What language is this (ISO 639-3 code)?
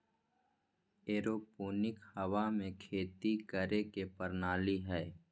mag